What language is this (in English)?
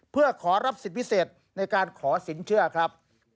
Thai